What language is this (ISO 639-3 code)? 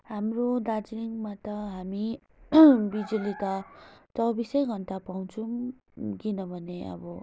nep